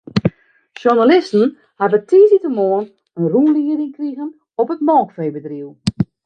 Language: Western Frisian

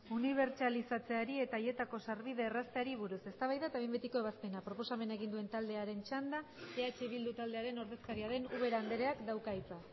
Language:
Basque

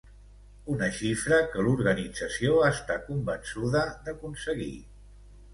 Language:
Catalan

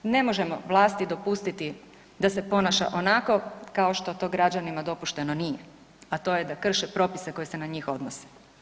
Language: Croatian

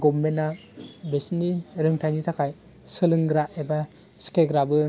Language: Bodo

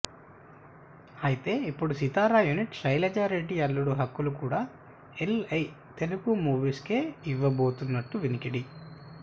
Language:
Telugu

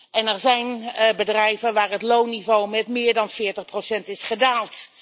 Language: Dutch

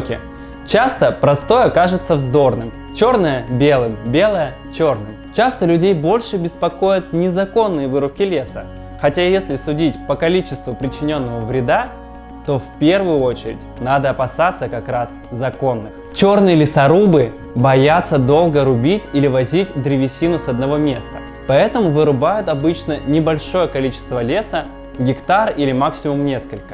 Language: Russian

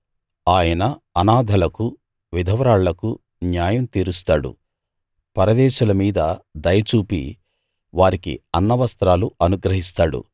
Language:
Telugu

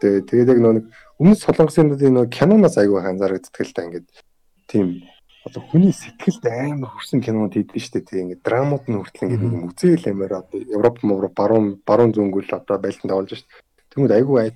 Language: Korean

